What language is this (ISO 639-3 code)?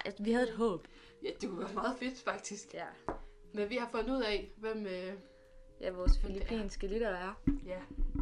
dan